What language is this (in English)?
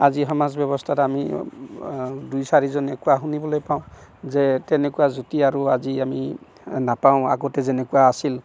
Assamese